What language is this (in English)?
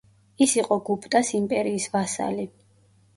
Georgian